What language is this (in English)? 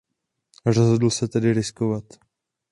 Czech